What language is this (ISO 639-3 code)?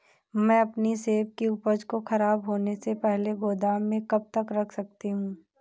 hin